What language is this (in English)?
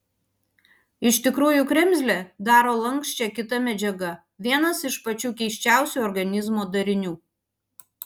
Lithuanian